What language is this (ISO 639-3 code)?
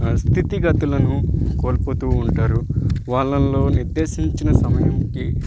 tel